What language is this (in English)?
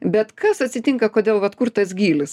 Lithuanian